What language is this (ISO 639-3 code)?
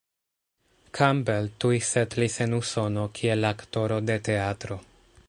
epo